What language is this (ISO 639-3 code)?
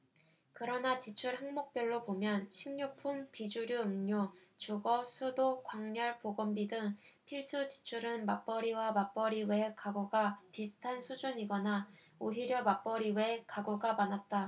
kor